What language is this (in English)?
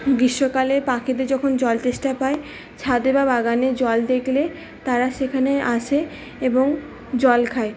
Bangla